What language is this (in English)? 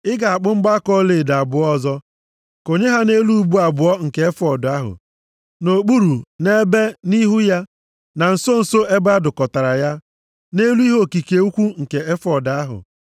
Igbo